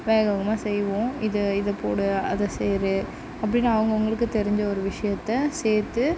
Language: Tamil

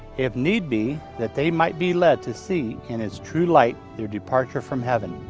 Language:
English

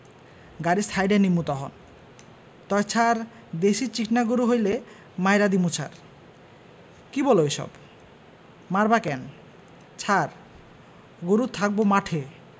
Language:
Bangla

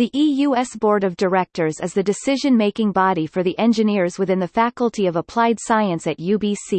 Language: English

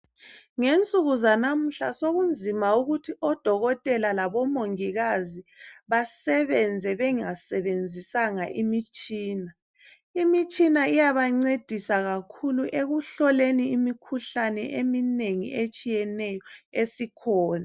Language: North Ndebele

